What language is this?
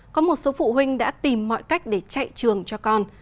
Vietnamese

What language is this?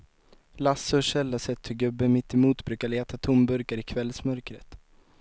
Swedish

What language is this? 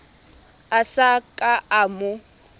Southern Sotho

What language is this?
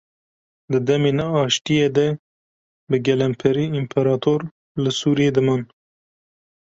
Kurdish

